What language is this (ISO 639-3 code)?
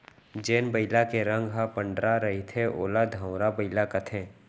hne